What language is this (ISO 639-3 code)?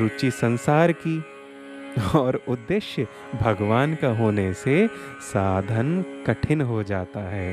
hin